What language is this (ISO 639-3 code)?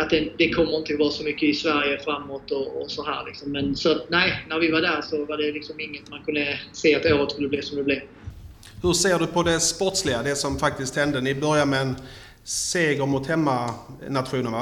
swe